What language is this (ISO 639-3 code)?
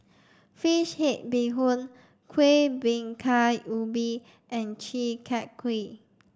eng